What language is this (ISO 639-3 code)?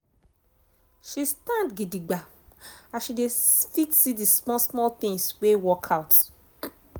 pcm